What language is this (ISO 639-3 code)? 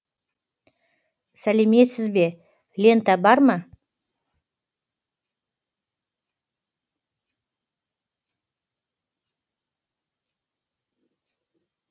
kaz